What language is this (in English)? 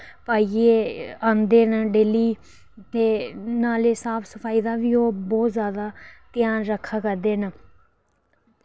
Dogri